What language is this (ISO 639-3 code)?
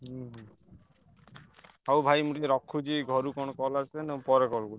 ori